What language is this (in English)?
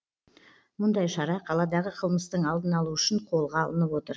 Kazakh